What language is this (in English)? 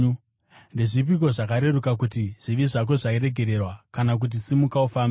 Shona